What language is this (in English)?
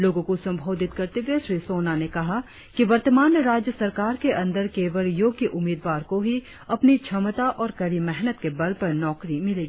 Hindi